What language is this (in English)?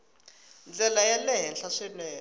Tsonga